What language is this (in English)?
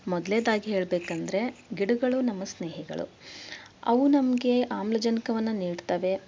Kannada